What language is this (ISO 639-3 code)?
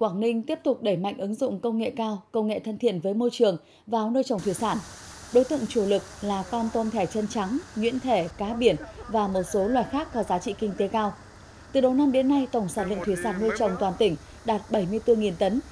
vie